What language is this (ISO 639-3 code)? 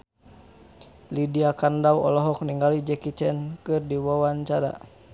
sun